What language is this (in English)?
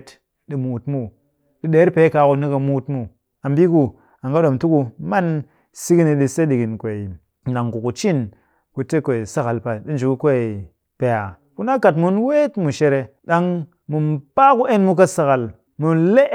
Cakfem-Mushere